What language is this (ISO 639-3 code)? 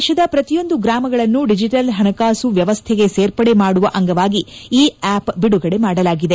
kan